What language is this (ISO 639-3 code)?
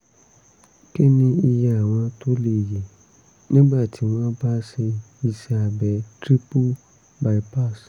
yor